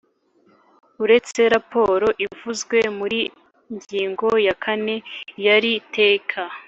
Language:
Kinyarwanda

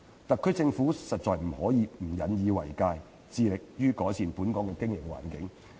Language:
Cantonese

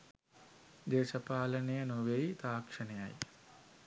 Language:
Sinhala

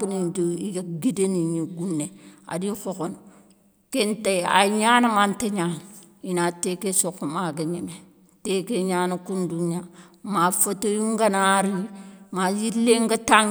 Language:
Soninke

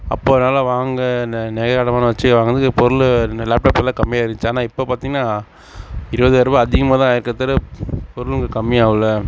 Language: Tamil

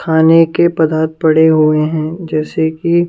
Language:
Hindi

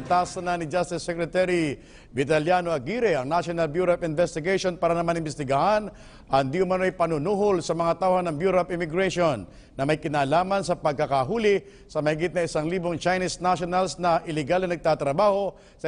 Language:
Filipino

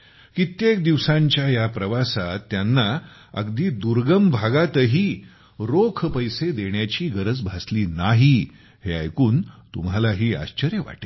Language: Marathi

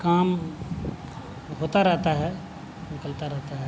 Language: Urdu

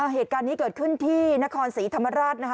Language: Thai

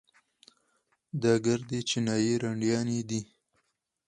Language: Pashto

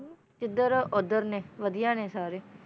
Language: Punjabi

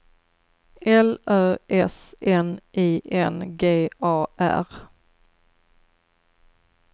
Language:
Swedish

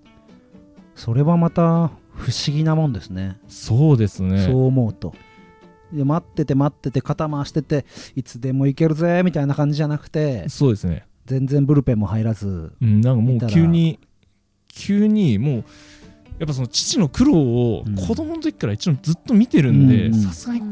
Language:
Japanese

